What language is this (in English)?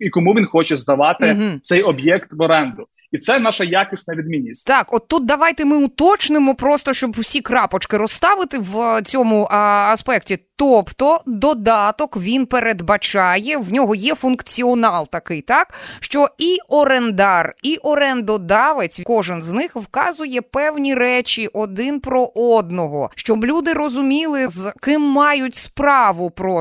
Ukrainian